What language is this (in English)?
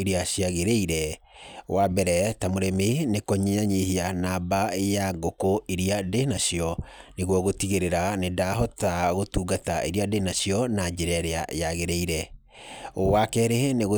Kikuyu